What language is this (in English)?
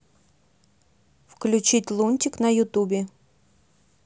Russian